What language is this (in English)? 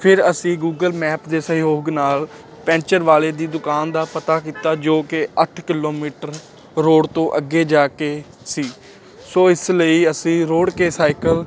Punjabi